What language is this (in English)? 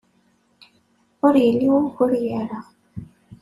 Kabyle